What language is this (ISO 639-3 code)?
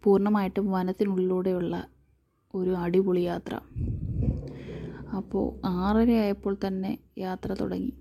mal